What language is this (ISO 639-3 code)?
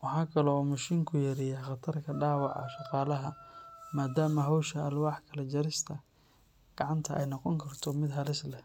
som